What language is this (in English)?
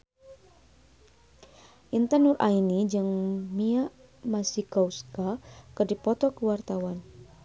Sundanese